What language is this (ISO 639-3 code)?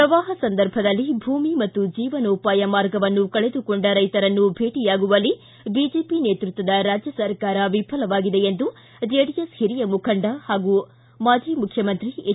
kan